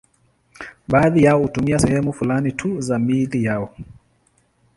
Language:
Swahili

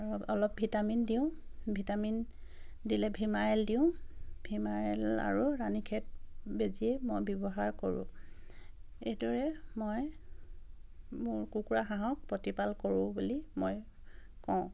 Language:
Assamese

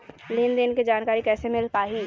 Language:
Chhattisgarhi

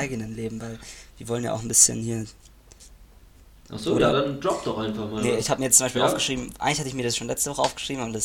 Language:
German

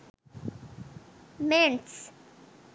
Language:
Sinhala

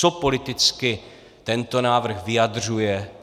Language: Czech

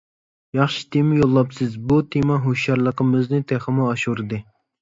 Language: Uyghur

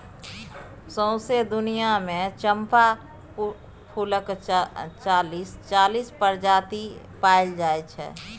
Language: Maithili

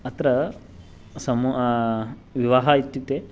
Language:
Sanskrit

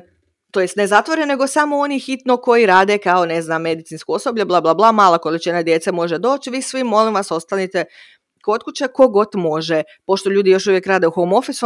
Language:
Croatian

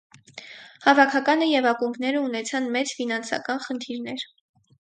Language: Armenian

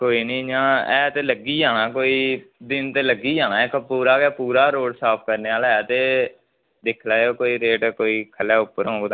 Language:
Dogri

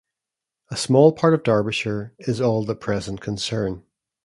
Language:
English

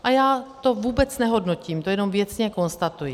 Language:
Czech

